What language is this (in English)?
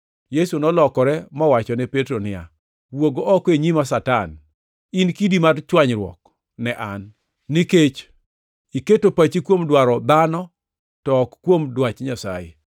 Luo (Kenya and Tanzania)